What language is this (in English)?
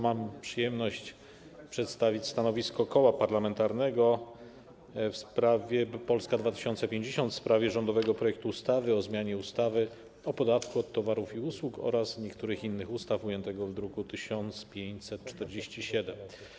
Polish